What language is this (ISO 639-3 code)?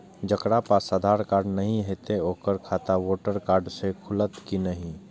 mai